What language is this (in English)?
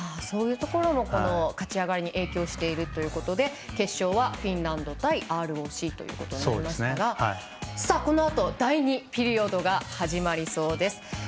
Japanese